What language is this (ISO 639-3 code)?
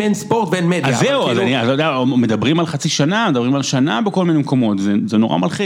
heb